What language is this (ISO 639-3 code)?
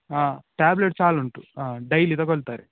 kan